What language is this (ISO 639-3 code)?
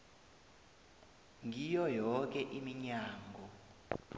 nbl